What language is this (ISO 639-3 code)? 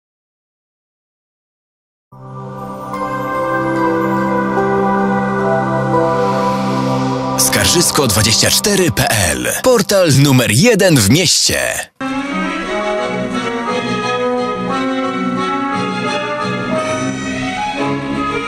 pol